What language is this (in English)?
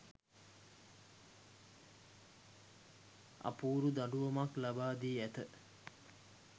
Sinhala